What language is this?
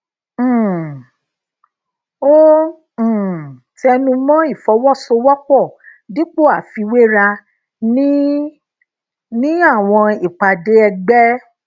Yoruba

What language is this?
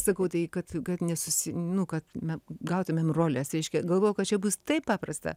Lithuanian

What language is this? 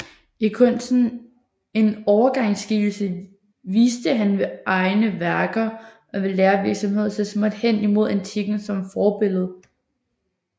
Danish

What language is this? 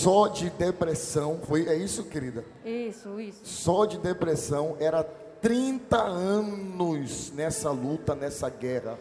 Portuguese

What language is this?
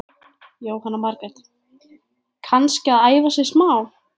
Icelandic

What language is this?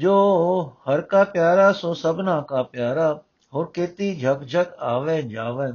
Punjabi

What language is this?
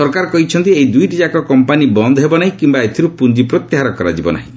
Odia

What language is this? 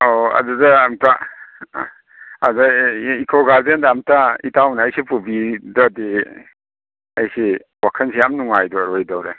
Manipuri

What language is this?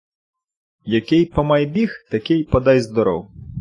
Ukrainian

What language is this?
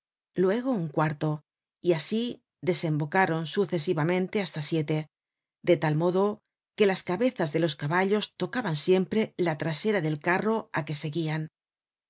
Spanish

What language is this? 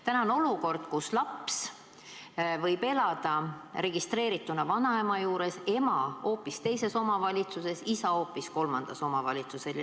Estonian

